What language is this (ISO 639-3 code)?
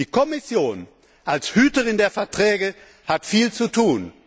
deu